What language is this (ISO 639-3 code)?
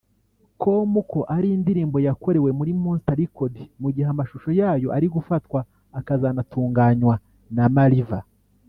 kin